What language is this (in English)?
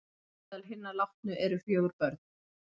Icelandic